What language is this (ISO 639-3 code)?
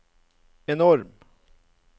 nor